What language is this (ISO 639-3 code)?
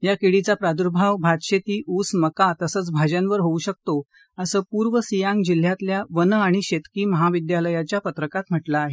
mar